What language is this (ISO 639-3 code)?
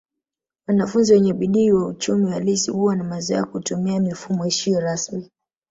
swa